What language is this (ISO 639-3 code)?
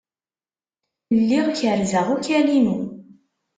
kab